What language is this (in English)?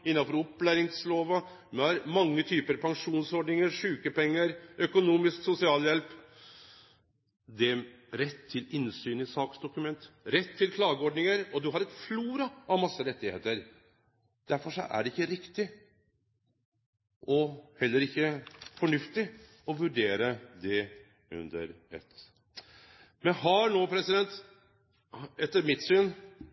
Norwegian Nynorsk